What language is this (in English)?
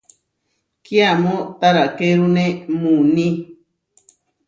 Huarijio